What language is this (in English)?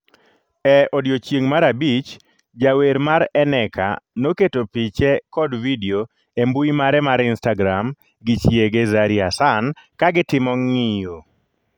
Luo (Kenya and Tanzania)